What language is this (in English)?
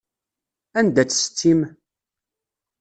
Kabyle